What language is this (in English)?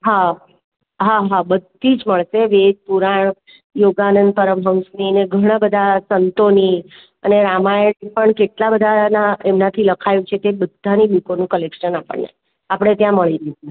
Gujarati